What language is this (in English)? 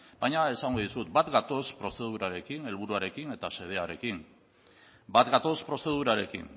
Basque